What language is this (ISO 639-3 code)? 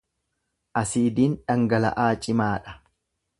orm